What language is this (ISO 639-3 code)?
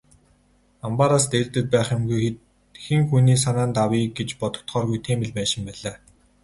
mon